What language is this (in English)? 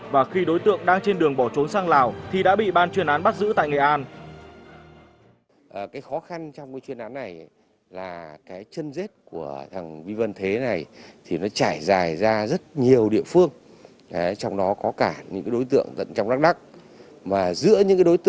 Vietnamese